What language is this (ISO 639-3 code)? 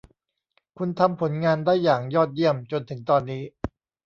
tha